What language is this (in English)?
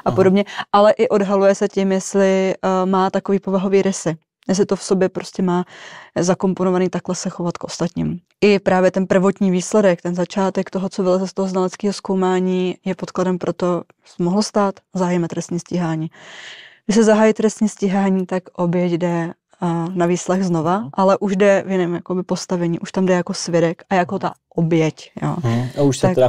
Czech